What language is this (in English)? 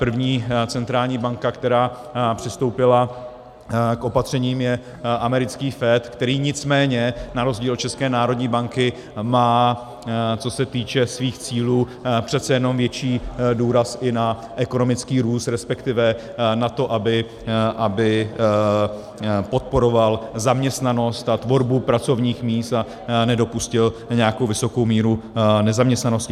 Czech